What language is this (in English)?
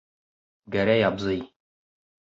Bashkir